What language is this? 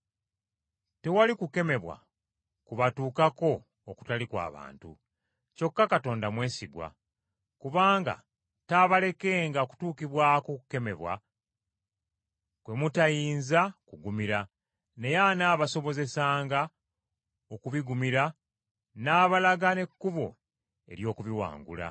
Ganda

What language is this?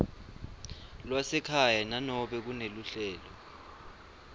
Swati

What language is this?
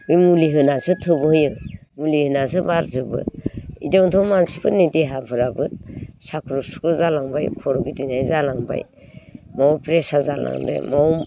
Bodo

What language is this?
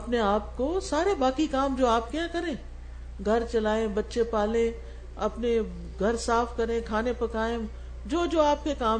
Urdu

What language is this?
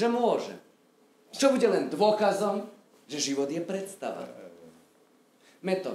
Polish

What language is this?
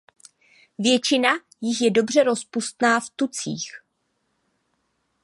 Czech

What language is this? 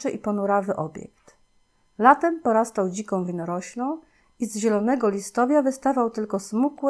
Polish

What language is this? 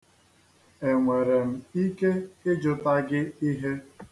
Igbo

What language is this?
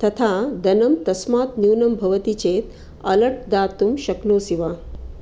Sanskrit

